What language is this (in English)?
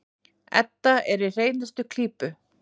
Icelandic